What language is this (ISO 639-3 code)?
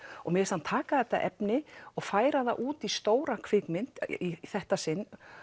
isl